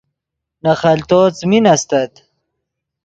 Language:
Yidgha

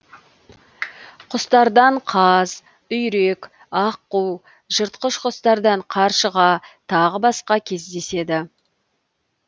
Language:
Kazakh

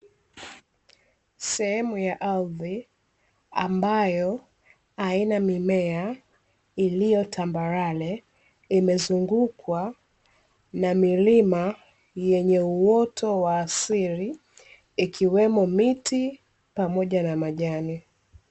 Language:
Swahili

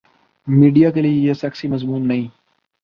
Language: Urdu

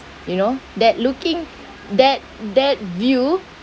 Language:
English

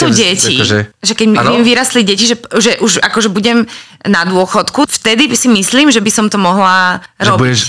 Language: Slovak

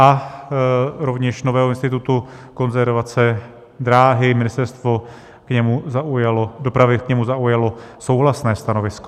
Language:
Czech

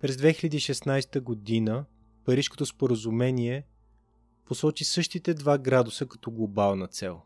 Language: Bulgarian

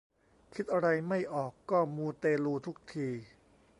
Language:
Thai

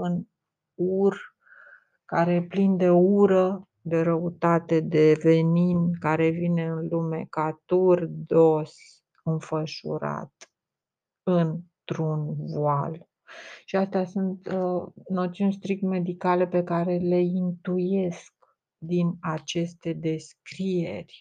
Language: Romanian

